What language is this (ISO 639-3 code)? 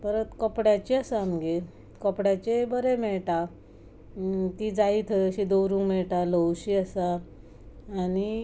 kok